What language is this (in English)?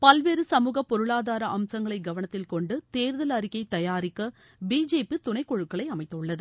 Tamil